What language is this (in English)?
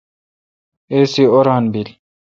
Kalkoti